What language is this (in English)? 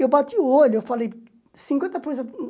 Portuguese